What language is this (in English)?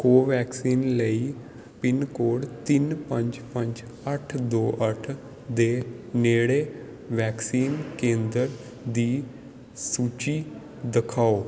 Punjabi